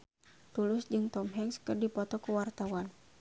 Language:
Sundanese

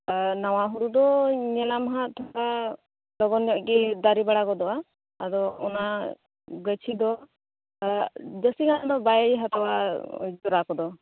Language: Santali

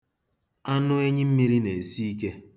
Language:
Igbo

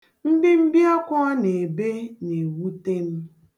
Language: Igbo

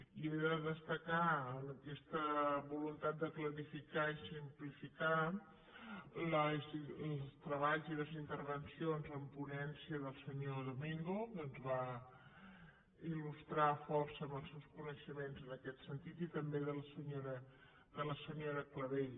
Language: Catalan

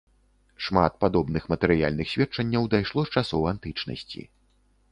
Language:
Belarusian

